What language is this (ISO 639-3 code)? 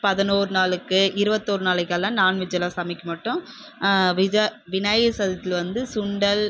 tam